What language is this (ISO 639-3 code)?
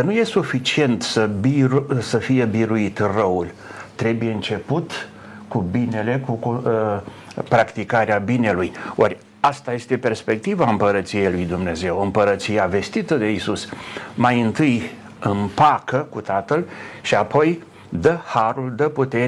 ron